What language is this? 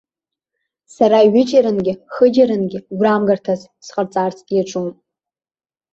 Abkhazian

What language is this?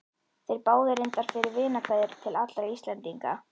Icelandic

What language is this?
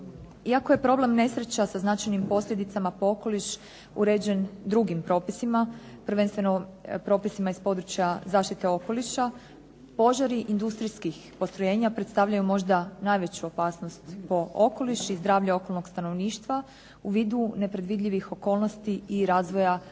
Croatian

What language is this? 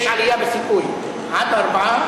Hebrew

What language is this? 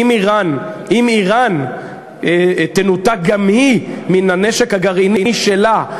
Hebrew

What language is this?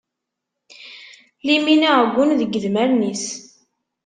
Kabyle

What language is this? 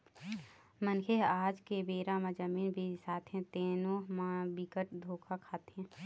Chhattisgarhi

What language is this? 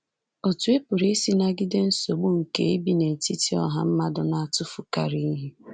Igbo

